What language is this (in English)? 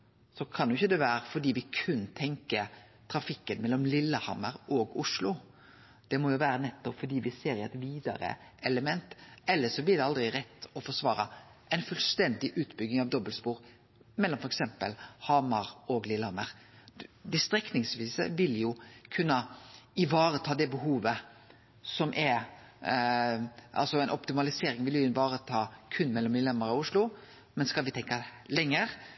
Norwegian Nynorsk